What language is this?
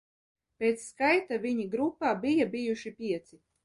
Latvian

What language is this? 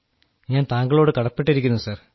Malayalam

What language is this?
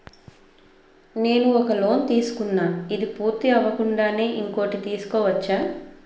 Telugu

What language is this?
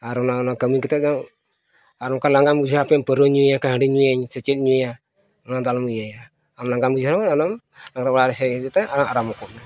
Santali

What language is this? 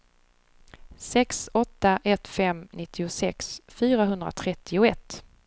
Swedish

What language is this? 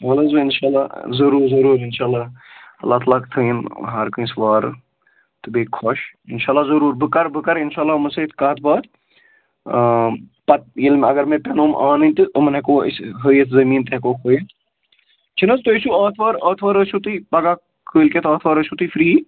Kashmiri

